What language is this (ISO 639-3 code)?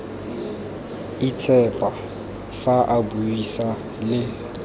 tsn